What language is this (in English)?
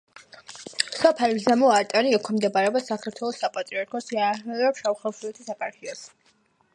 Georgian